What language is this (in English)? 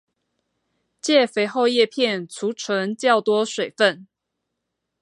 Chinese